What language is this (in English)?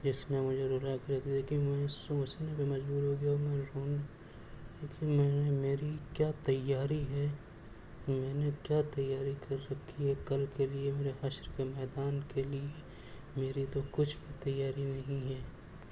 Urdu